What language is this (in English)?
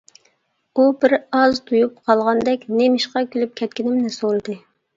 Uyghur